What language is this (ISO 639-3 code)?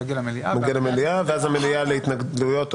heb